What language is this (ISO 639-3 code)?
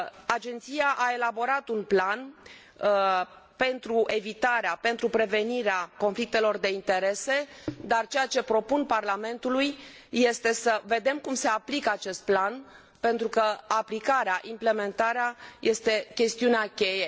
ron